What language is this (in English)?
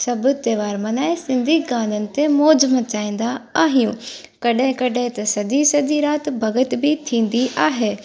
Sindhi